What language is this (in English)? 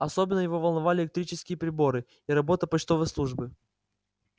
Russian